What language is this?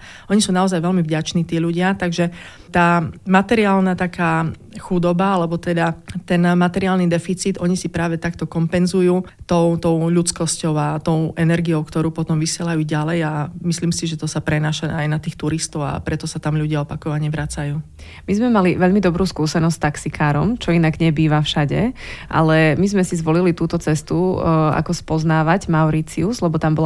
Slovak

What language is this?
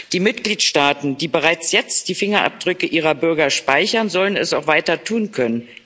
German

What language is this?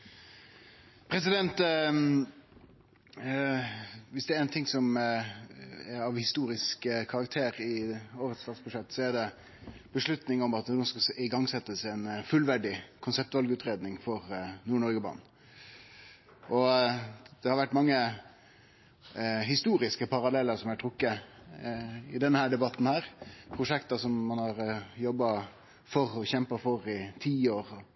Norwegian Nynorsk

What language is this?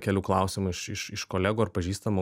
Lithuanian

